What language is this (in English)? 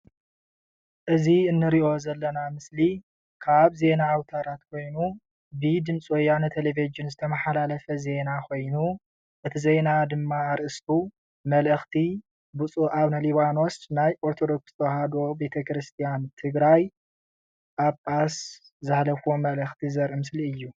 Tigrinya